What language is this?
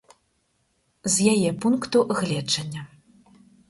Belarusian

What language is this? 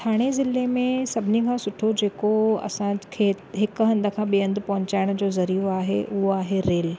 Sindhi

